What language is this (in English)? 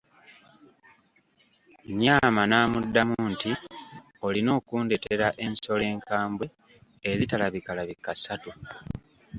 Ganda